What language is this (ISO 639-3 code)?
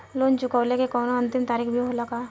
bho